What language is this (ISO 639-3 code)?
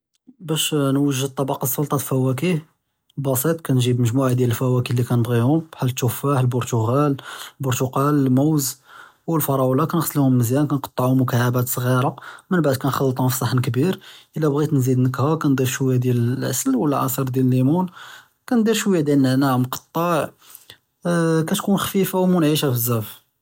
jrb